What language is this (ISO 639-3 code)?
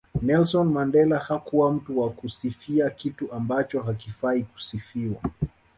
swa